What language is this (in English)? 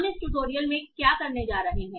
Hindi